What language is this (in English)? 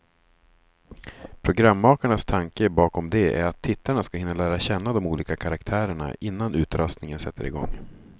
Swedish